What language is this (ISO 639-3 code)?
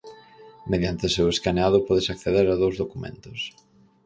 glg